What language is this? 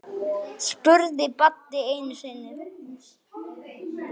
Icelandic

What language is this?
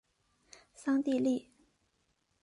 Chinese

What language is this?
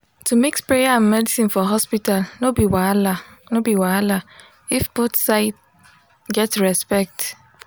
Nigerian Pidgin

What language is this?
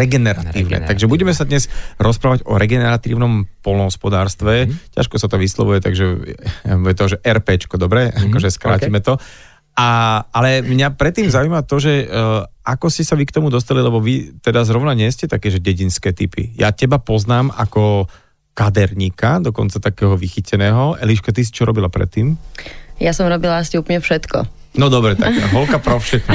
Slovak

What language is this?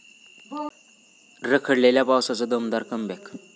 Marathi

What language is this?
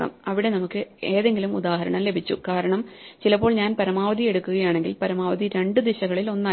Malayalam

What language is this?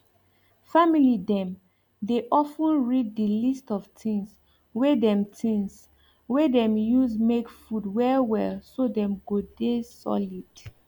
Nigerian Pidgin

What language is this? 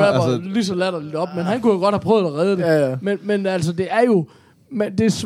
Danish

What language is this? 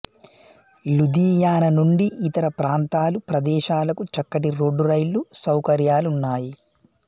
Telugu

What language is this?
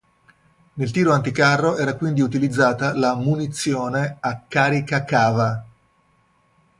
Italian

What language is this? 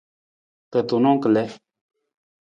Nawdm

